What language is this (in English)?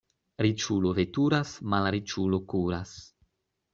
Esperanto